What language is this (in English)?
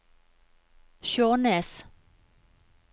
Norwegian